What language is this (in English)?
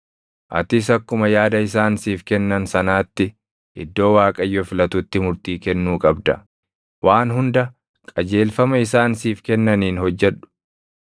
Oromo